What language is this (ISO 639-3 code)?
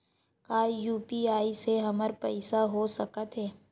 hne